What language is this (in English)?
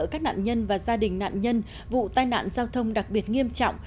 Vietnamese